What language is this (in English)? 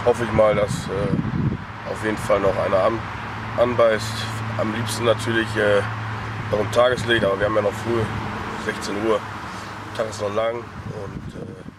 German